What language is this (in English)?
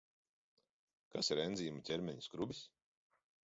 Latvian